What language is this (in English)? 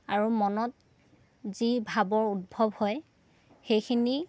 Assamese